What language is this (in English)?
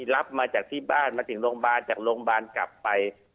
Thai